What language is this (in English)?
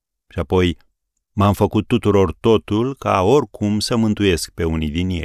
Romanian